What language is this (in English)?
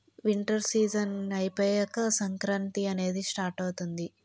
Telugu